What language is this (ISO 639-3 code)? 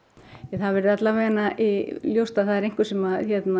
isl